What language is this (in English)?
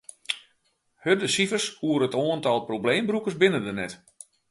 Western Frisian